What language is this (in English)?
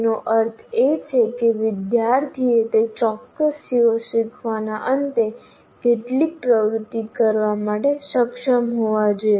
Gujarati